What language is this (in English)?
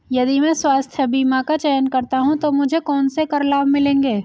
Hindi